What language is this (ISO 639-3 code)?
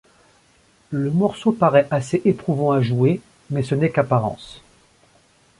fra